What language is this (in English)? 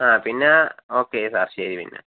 Malayalam